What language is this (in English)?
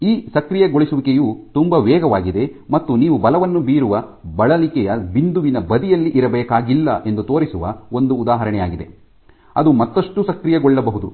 Kannada